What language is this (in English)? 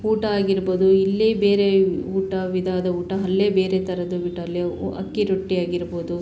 Kannada